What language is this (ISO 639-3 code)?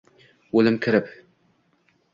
uzb